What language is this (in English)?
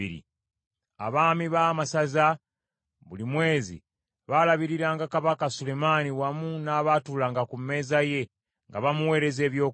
Ganda